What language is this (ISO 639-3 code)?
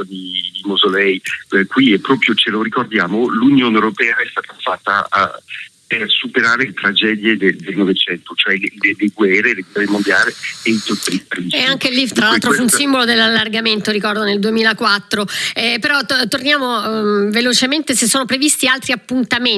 ita